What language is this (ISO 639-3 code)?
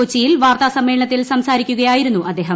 mal